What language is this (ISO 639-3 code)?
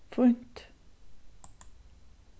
fao